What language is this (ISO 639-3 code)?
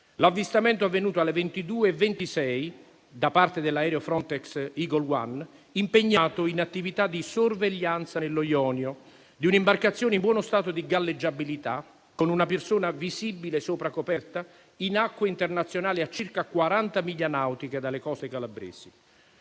ita